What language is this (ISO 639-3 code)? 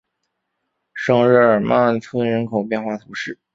zho